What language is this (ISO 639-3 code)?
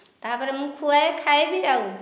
ori